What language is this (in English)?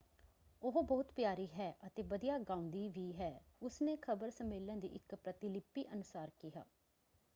Punjabi